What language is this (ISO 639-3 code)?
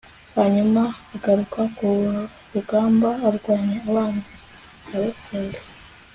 kin